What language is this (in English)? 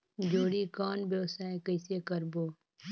Chhattisgarhi